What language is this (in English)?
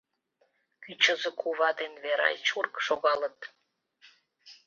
Mari